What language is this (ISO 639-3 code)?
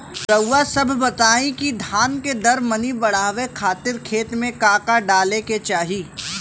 bho